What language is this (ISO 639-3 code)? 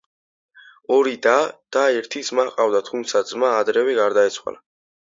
kat